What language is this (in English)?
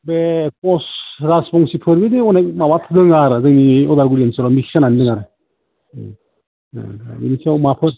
Bodo